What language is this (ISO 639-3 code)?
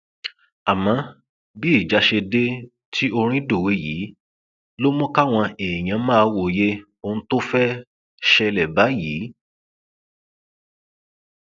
yor